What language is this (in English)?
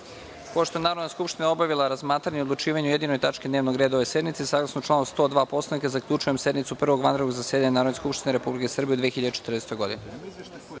Serbian